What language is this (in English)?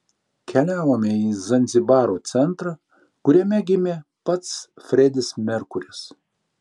Lithuanian